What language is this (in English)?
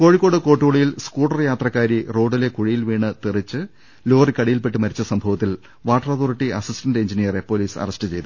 Malayalam